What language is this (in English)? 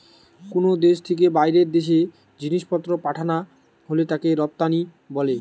Bangla